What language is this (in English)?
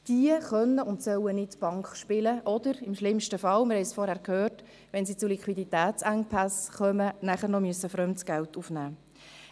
Swiss German